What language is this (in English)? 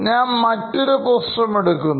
Malayalam